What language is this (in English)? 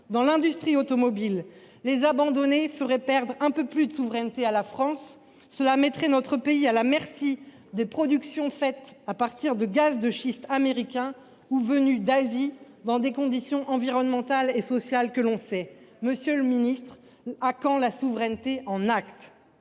French